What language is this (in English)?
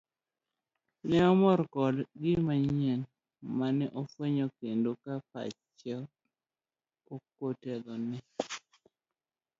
Luo (Kenya and Tanzania)